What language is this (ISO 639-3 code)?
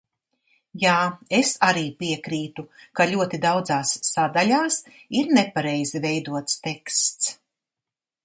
lav